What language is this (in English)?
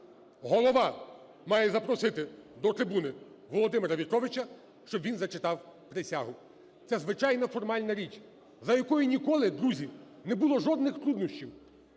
Ukrainian